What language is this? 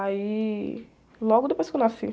Portuguese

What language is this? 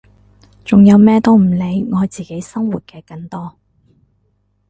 Cantonese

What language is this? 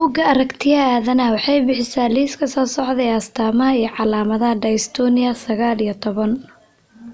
Somali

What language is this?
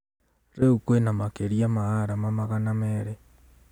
Kikuyu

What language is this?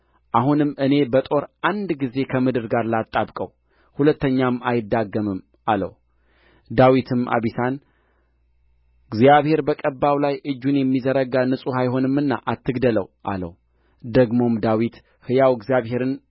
Amharic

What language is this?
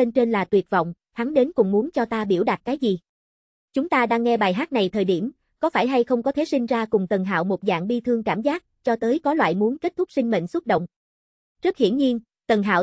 Vietnamese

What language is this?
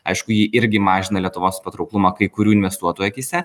Lithuanian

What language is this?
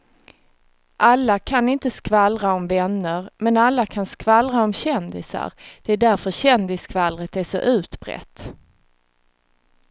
Swedish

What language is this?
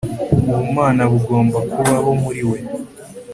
Kinyarwanda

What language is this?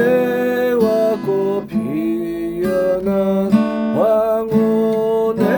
Korean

